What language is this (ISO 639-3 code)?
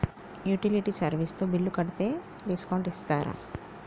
tel